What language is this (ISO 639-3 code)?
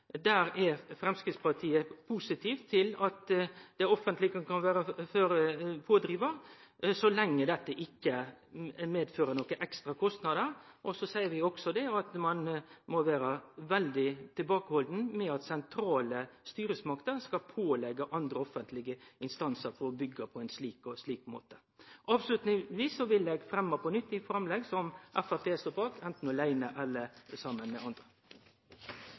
nno